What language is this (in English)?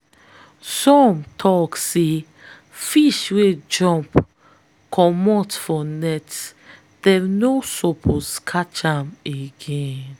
Nigerian Pidgin